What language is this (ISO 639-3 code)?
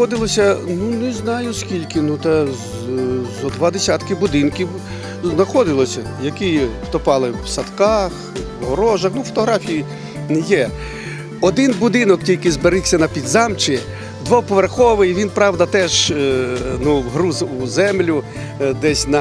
ukr